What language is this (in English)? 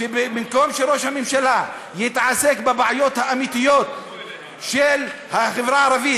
Hebrew